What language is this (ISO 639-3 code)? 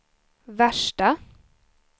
swe